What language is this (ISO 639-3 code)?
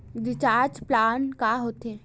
hne